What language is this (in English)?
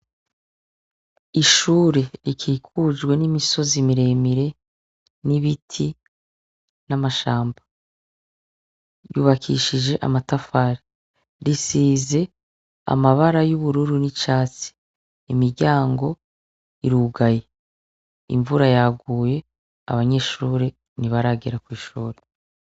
Rundi